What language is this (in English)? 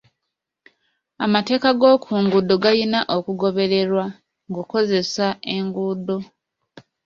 Ganda